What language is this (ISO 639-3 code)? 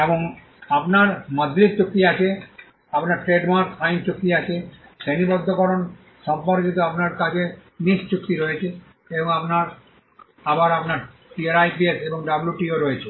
ben